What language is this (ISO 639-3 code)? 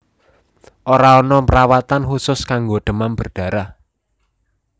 jav